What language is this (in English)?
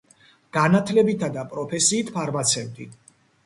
Georgian